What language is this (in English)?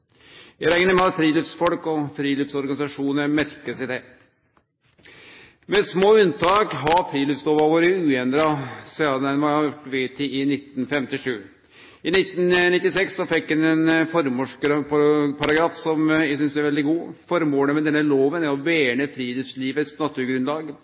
Norwegian Nynorsk